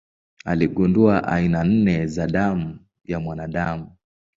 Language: Swahili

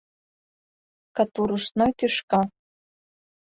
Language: Mari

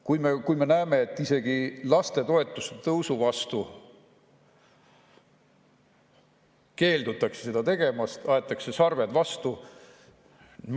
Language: Estonian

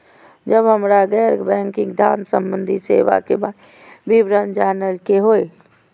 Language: Maithili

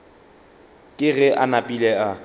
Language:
Northern Sotho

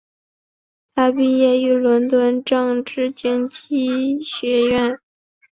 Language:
Chinese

